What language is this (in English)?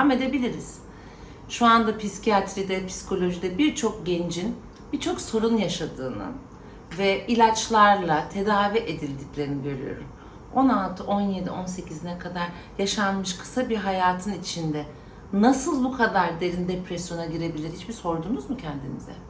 Turkish